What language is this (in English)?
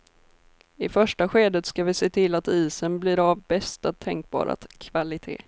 Swedish